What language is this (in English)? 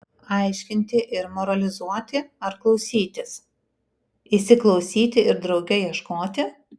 Lithuanian